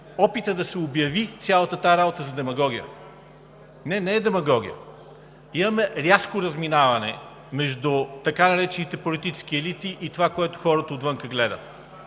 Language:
Bulgarian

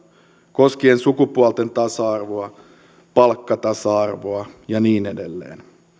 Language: Finnish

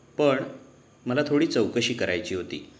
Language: Marathi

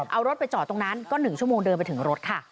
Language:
Thai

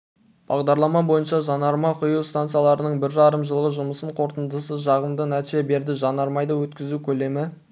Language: Kazakh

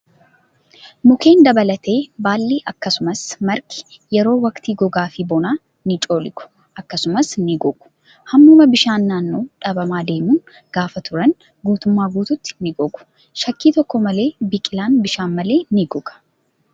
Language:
Oromo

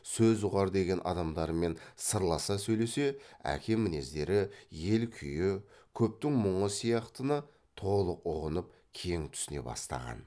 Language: Kazakh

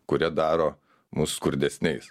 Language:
Lithuanian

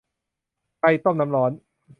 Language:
Thai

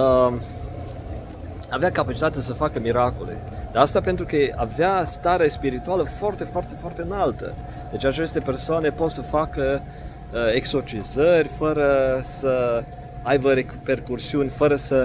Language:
Romanian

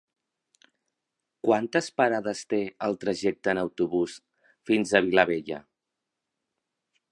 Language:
Catalan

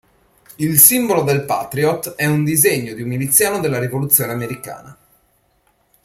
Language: Italian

